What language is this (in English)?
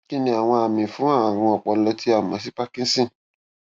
Yoruba